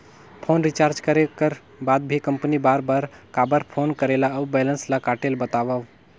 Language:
Chhattisgarhi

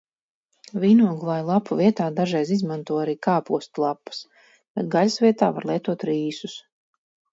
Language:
Latvian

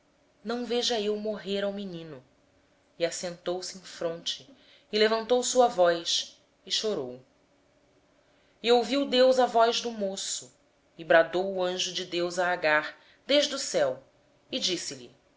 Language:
Portuguese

